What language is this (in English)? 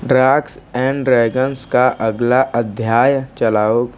Hindi